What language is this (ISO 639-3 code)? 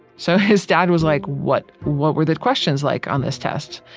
eng